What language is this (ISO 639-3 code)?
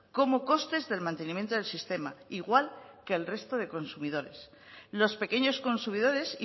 spa